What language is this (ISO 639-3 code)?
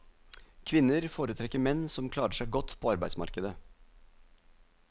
nor